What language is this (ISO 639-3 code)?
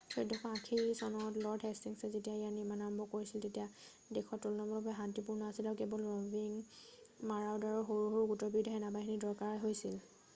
asm